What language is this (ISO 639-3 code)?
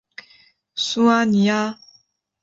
zho